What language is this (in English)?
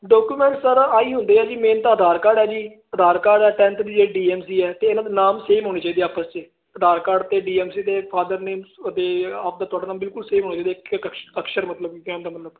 Punjabi